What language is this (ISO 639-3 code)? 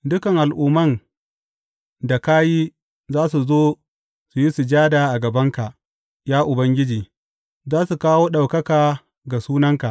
hau